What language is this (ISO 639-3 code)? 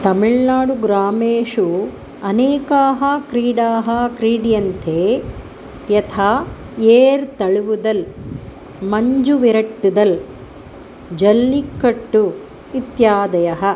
san